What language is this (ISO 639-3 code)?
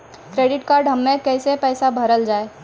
mai